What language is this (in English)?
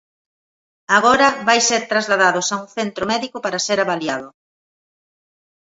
Galician